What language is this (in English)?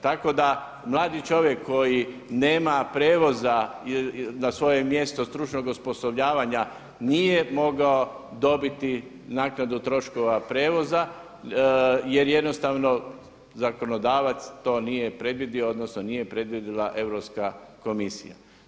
Croatian